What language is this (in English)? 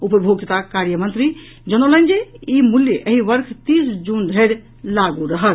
Maithili